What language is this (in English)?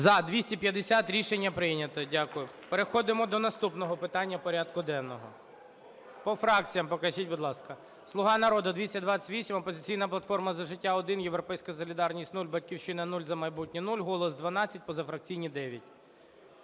Ukrainian